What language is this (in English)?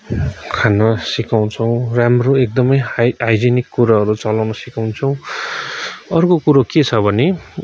Nepali